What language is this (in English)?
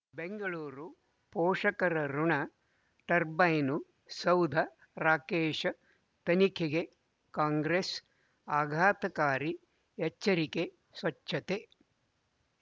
Kannada